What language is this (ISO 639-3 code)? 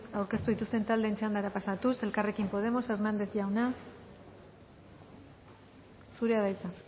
eus